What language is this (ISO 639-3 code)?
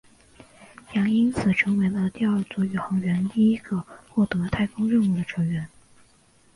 zho